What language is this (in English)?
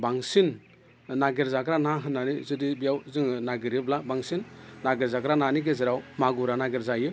Bodo